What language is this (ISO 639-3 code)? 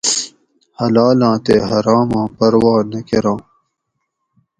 gwc